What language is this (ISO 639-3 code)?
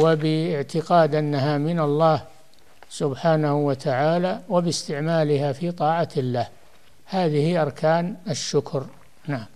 ara